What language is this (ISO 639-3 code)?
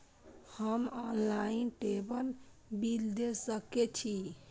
mai